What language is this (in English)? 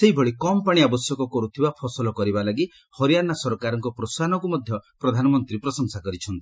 Odia